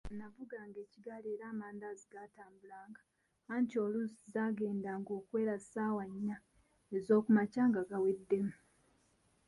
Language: Ganda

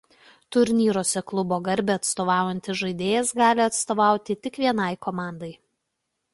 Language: Lithuanian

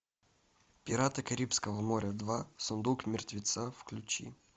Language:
Russian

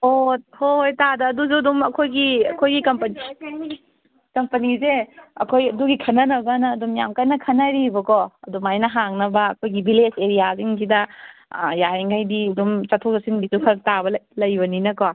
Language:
Manipuri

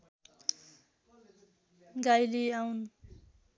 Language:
Nepali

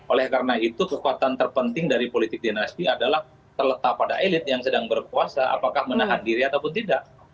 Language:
Indonesian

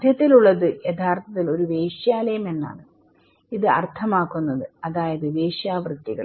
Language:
Malayalam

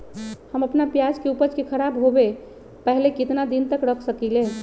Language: Magahi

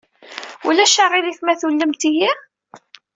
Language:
Kabyle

